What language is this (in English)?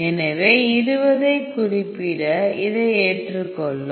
Tamil